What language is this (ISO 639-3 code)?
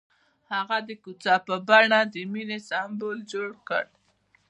pus